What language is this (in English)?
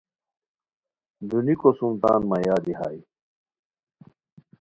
Khowar